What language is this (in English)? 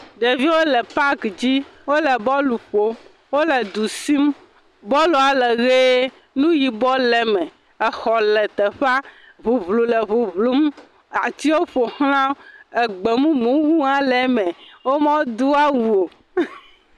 Ewe